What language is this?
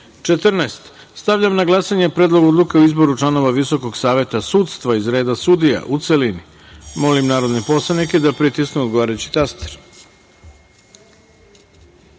Serbian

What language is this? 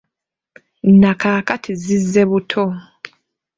Ganda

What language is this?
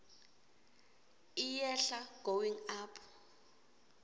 Swati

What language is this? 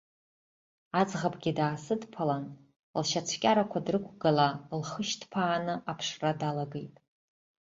Abkhazian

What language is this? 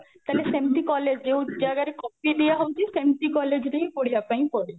Odia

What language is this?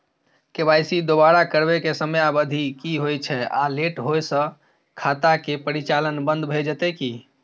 Maithili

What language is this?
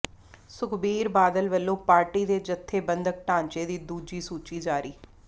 Punjabi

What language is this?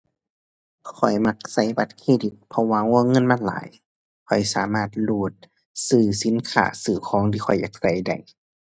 Thai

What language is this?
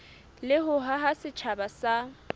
Southern Sotho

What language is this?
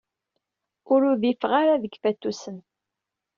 Kabyle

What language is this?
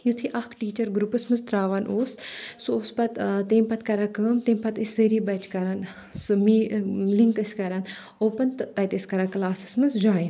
Kashmiri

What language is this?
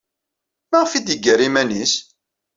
Kabyle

